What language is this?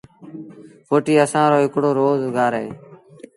Sindhi Bhil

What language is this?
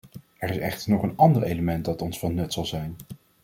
Dutch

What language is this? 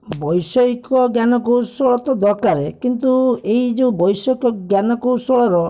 Odia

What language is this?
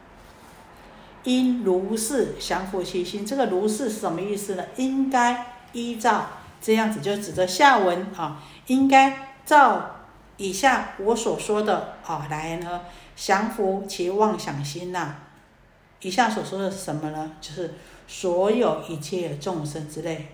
Chinese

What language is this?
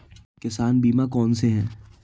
Hindi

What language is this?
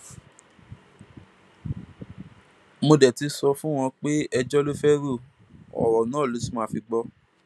Yoruba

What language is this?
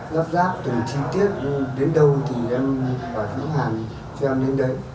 Vietnamese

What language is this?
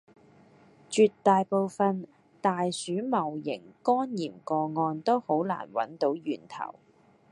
Cantonese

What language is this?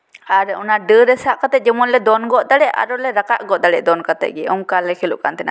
Santali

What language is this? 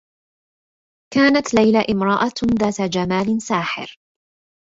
Arabic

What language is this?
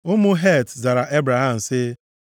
Igbo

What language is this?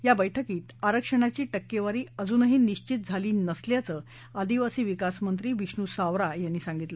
Marathi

